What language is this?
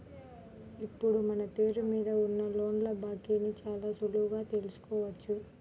Telugu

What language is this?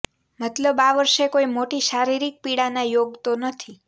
Gujarati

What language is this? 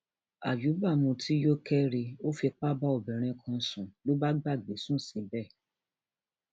Yoruba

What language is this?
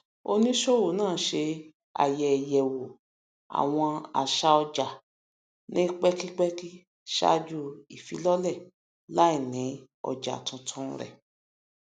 Yoruba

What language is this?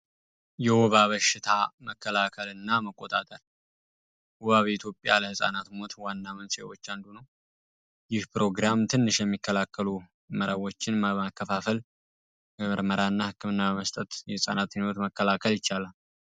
Amharic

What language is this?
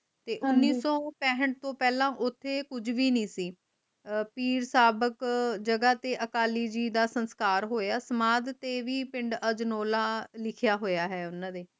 Punjabi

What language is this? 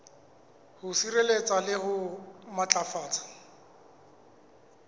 Southern Sotho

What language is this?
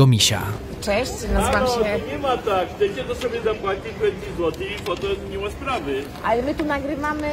Polish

